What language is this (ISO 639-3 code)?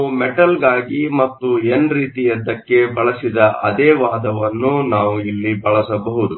kan